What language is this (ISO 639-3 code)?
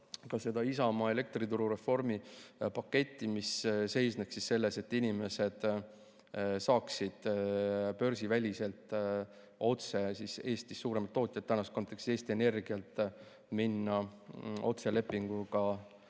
est